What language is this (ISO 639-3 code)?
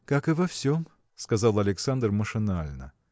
rus